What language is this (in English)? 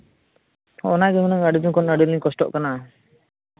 Santali